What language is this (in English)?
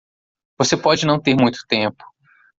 Portuguese